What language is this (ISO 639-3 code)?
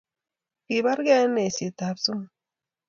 kln